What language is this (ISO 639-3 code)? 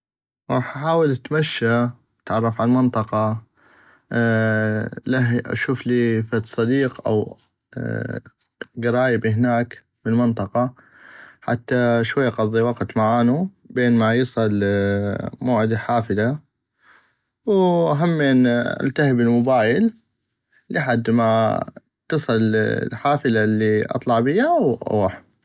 ayp